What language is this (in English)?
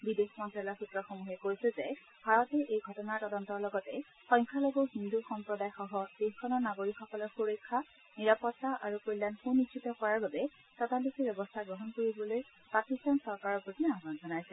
Assamese